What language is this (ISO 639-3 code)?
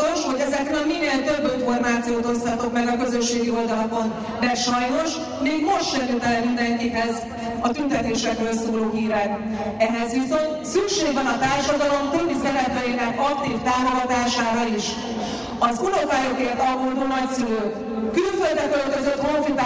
hun